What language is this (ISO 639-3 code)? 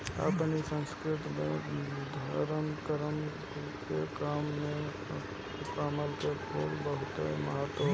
bho